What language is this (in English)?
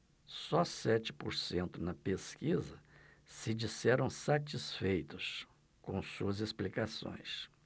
Portuguese